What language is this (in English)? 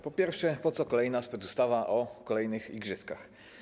Polish